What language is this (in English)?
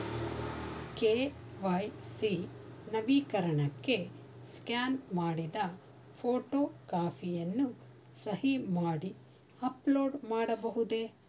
Kannada